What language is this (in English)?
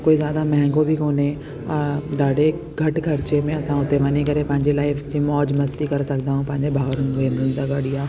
Sindhi